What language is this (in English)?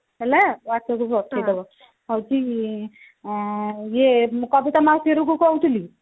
Odia